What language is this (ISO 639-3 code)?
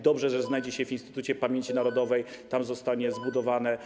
pol